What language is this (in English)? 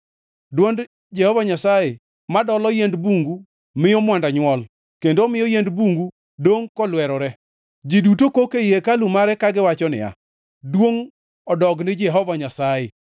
Luo (Kenya and Tanzania)